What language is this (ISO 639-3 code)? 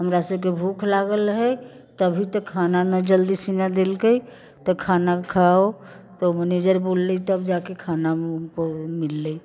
mai